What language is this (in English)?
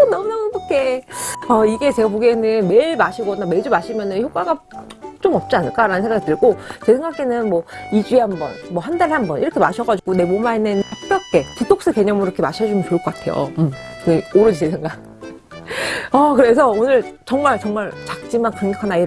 Korean